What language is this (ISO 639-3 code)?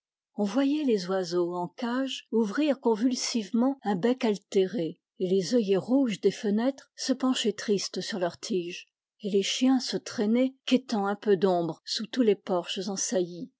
fra